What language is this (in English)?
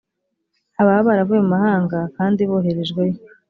Kinyarwanda